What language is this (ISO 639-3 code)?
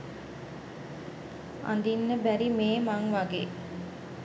sin